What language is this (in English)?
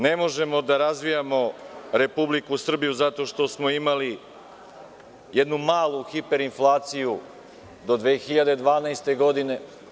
Serbian